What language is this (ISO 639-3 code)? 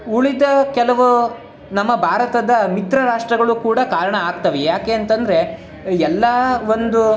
kan